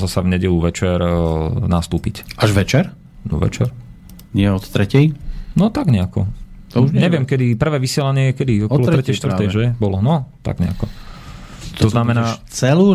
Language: Slovak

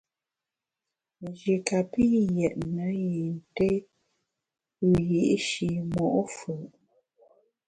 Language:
Bamun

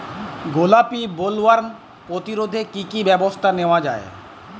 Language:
Bangla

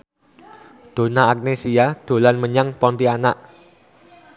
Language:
Javanese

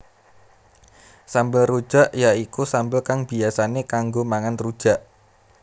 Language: Javanese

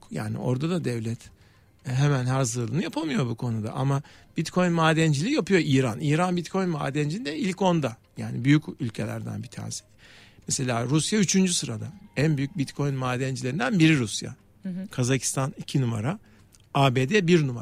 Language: Turkish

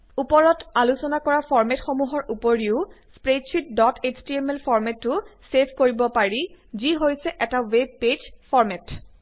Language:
Assamese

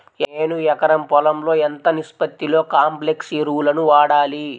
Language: Telugu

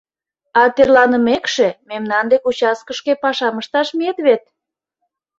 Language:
Mari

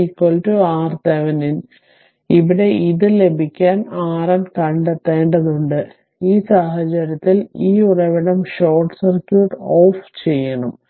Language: Malayalam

